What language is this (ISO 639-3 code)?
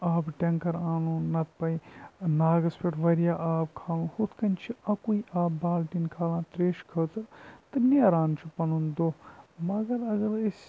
kas